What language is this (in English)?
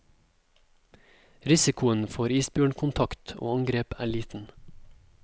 Norwegian